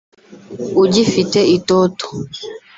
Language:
Kinyarwanda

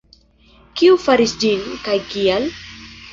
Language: Esperanto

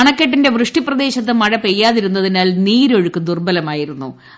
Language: Malayalam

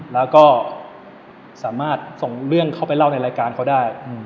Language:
Thai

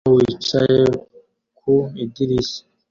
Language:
Kinyarwanda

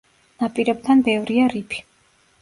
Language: Georgian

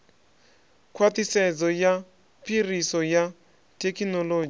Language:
Venda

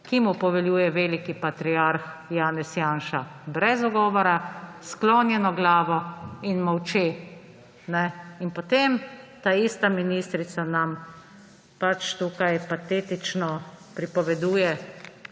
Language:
Slovenian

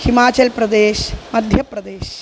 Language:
Sanskrit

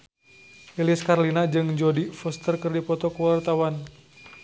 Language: Sundanese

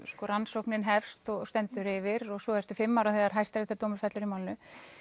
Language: Icelandic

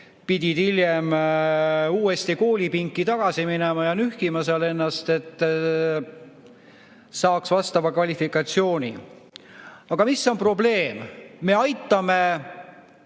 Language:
Estonian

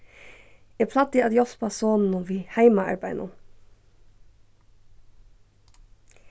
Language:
Faroese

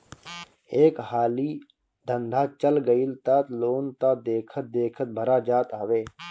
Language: Bhojpuri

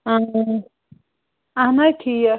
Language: Kashmiri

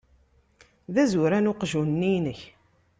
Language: Kabyle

